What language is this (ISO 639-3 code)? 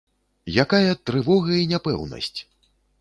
bel